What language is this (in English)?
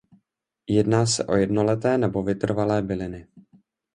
Czech